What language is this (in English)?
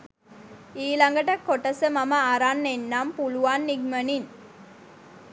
Sinhala